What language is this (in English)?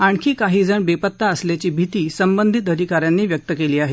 Marathi